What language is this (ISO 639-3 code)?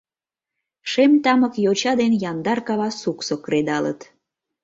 chm